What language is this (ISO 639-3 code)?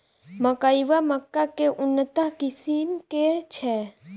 mai